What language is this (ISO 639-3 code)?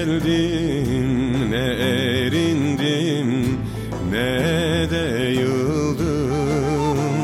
tur